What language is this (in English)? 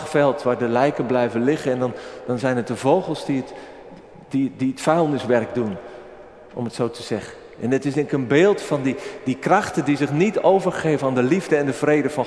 Dutch